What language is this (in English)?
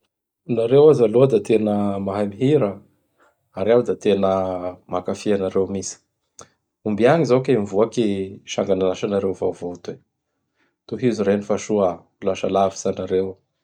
Bara Malagasy